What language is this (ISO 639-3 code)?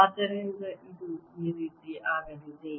kan